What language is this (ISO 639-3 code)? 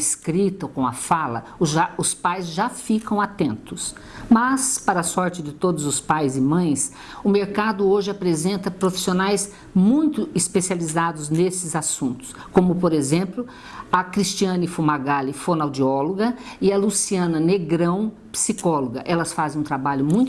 por